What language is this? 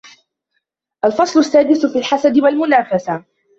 Arabic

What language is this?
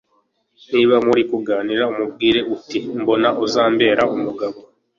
Kinyarwanda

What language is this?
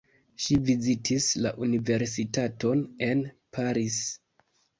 Esperanto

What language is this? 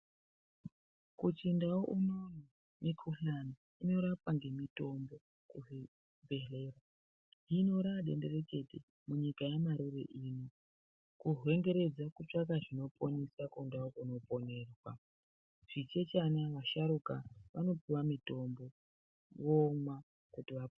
Ndau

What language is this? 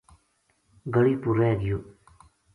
Gujari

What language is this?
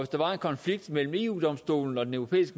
Danish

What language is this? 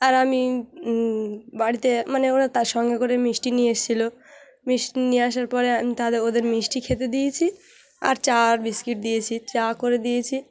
Bangla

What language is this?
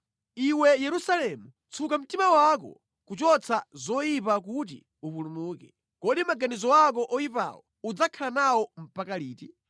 Nyanja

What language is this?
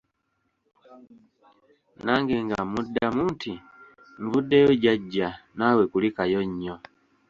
Ganda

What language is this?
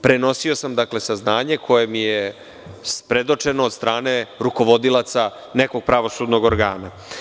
Serbian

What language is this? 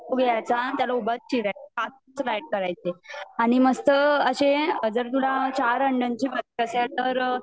Marathi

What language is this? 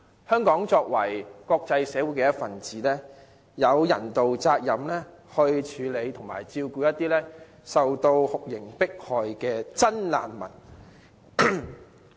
Cantonese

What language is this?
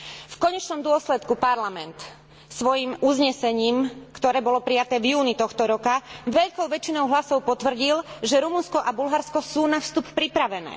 Slovak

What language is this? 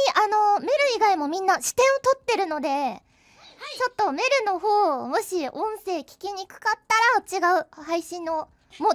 Japanese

